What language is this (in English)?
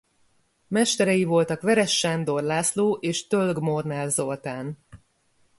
Hungarian